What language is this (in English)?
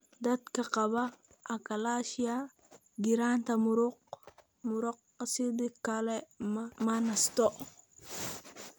Somali